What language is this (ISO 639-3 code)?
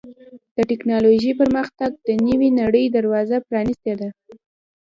pus